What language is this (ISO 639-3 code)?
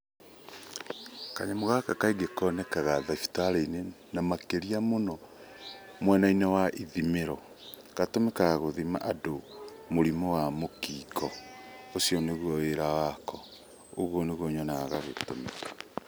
kik